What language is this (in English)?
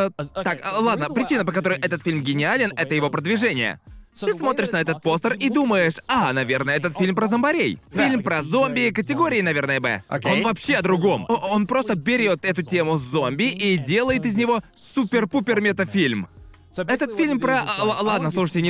Russian